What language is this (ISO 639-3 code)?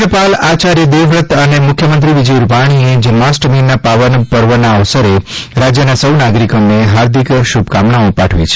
guj